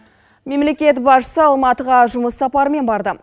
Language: Kazakh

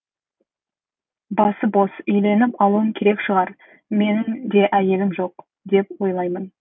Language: Kazakh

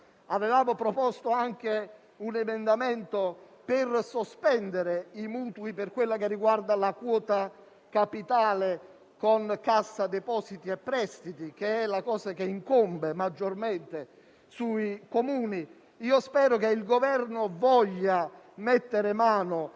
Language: Italian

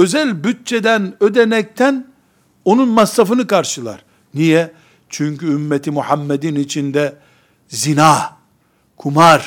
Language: Turkish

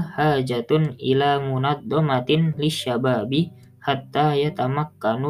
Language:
Indonesian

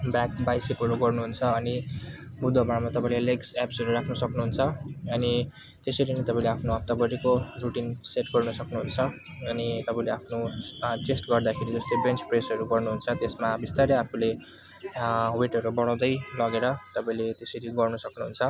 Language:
Nepali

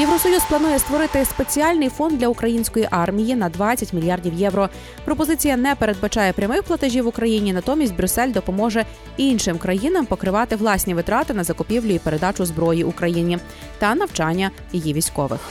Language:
Ukrainian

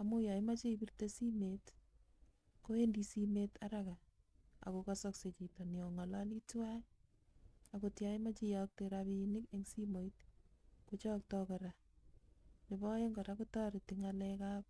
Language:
Kalenjin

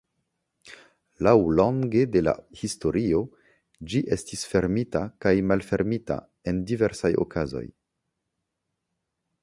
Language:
Esperanto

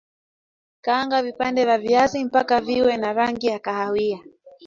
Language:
Swahili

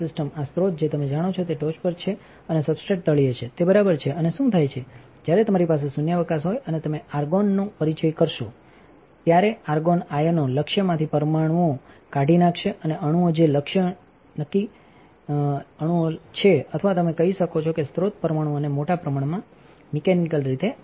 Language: Gujarati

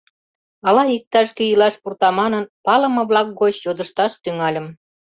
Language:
Mari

